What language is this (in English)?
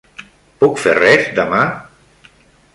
Catalan